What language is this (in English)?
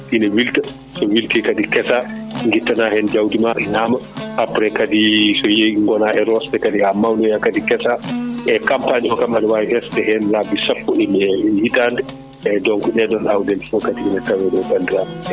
Fula